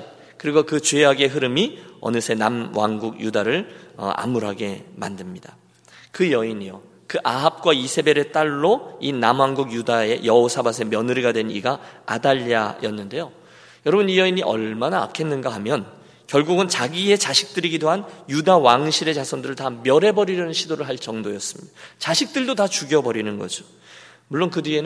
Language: Korean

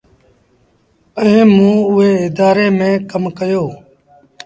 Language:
Sindhi Bhil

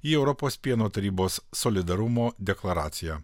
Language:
Lithuanian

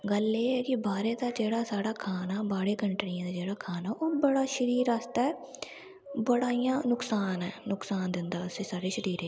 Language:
Dogri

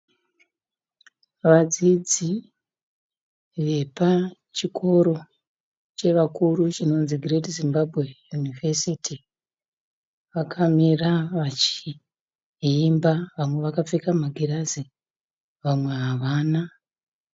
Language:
Shona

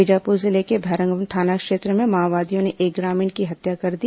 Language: Hindi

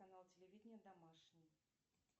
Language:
Russian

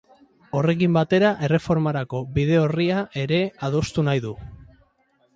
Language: Basque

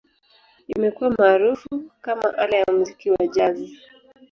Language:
Swahili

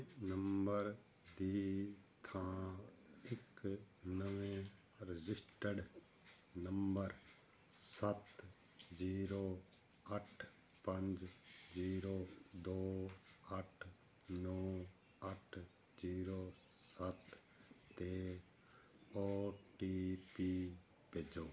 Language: Punjabi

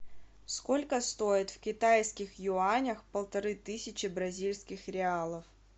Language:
Russian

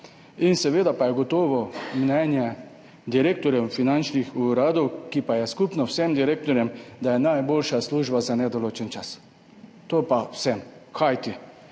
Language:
Slovenian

